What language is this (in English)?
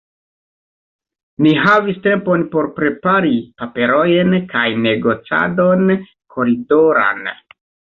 Esperanto